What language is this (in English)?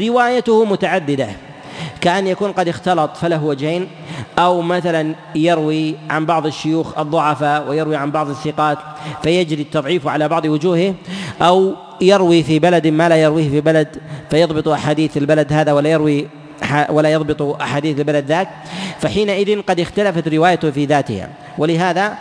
Arabic